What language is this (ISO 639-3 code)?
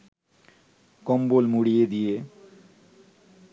ben